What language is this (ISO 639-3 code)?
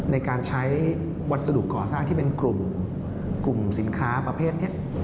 tha